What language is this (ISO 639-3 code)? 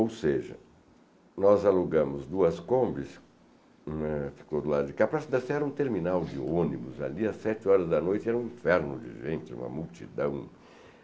por